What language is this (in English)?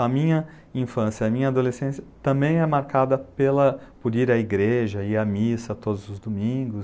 Portuguese